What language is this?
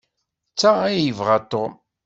Kabyle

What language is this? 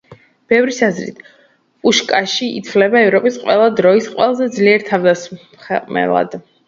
Georgian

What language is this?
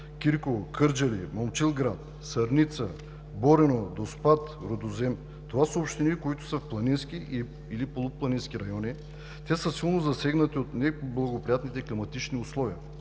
Bulgarian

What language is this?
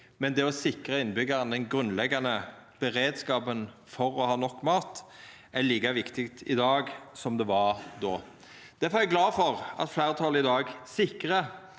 Norwegian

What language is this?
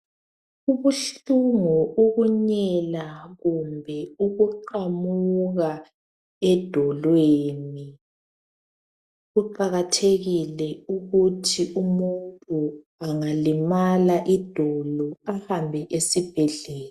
North Ndebele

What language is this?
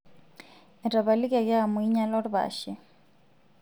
Masai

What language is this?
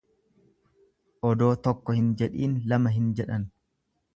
Oromo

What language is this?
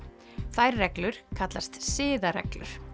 Icelandic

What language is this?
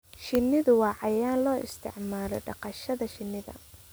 Somali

